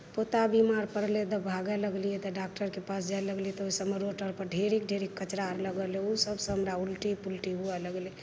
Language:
Maithili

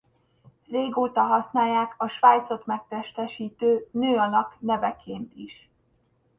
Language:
Hungarian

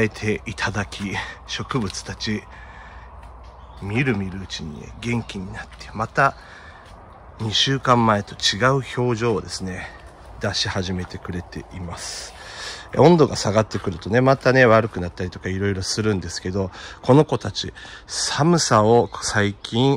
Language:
Japanese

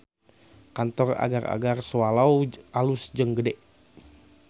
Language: Sundanese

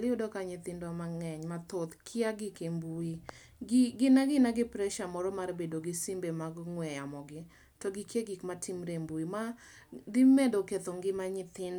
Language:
Luo (Kenya and Tanzania)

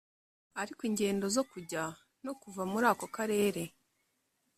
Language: Kinyarwanda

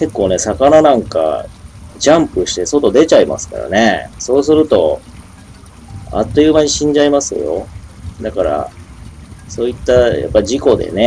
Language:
Japanese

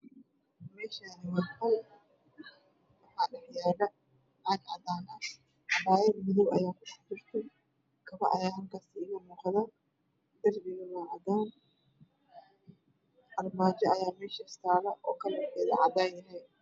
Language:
Somali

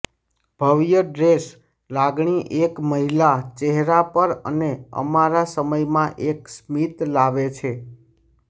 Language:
Gujarati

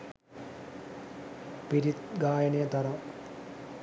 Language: Sinhala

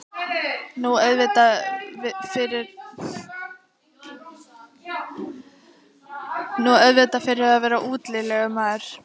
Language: Icelandic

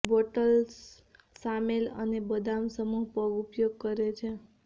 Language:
Gujarati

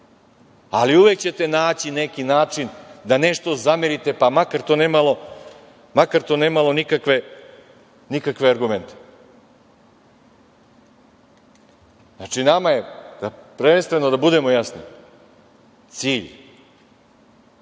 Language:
Serbian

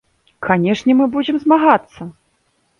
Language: Belarusian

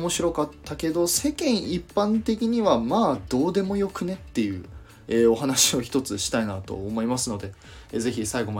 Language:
Japanese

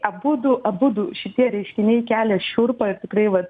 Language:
Lithuanian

